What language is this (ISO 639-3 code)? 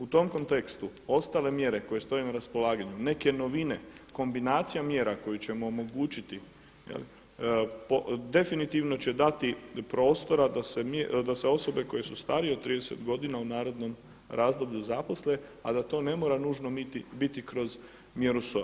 hrv